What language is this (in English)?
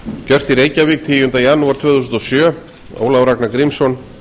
Icelandic